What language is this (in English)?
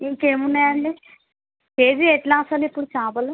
Telugu